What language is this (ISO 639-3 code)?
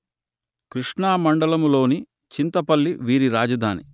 tel